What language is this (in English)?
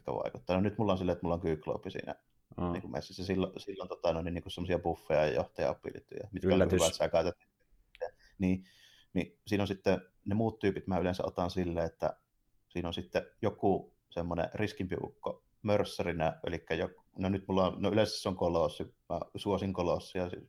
Finnish